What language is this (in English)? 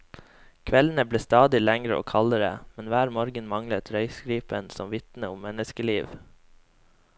Norwegian